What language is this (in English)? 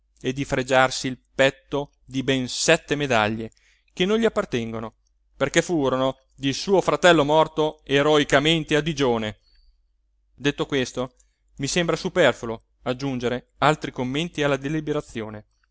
Italian